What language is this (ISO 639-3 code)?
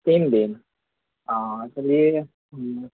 urd